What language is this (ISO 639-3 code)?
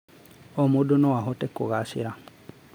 kik